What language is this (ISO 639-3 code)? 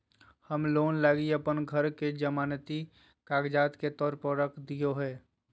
mag